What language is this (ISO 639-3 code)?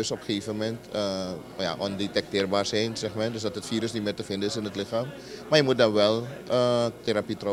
nld